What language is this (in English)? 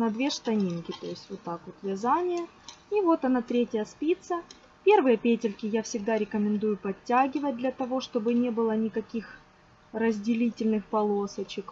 Russian